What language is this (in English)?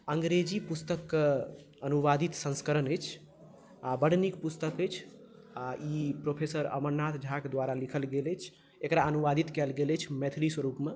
Maithili